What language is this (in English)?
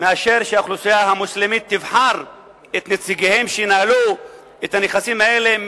Hebrew